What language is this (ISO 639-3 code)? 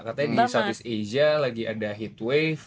ind